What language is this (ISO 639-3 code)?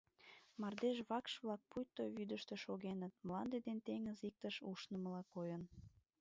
chm